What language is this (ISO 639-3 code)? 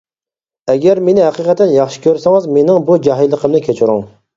uig